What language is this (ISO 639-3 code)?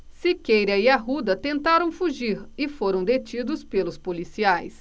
por